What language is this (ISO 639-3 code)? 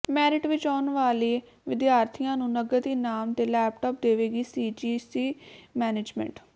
pan